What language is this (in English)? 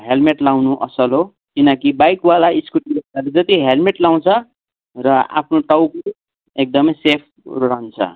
Nepali